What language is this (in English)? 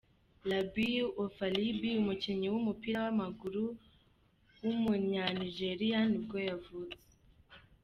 Kinyarwanda